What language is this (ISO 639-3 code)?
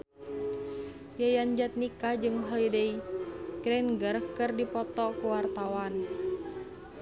sun